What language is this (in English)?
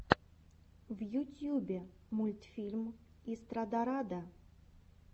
Russian